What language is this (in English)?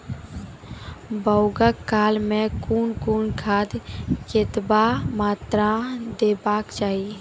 Maithili